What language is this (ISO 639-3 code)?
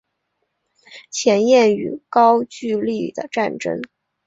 zho